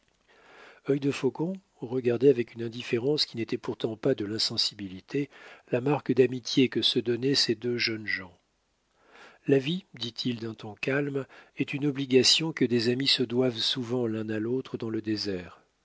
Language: French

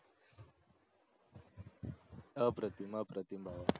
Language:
Marathi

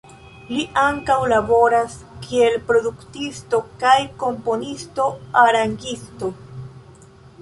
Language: Esperanto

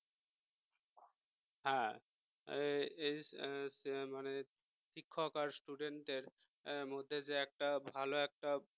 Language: Bangla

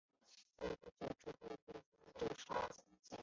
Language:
Chinese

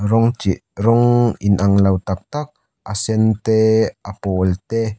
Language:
Mizo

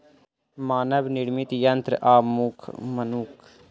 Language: Maithili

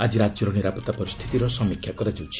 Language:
Odia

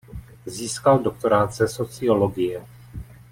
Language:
Czech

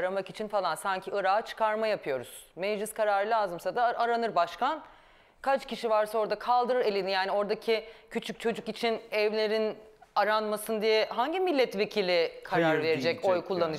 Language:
Turkish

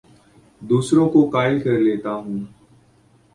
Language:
Urdu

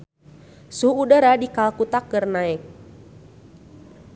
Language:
Sundanese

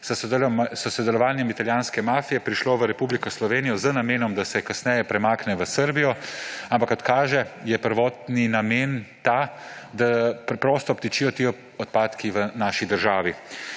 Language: Slovenian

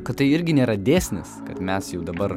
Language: Lithuanian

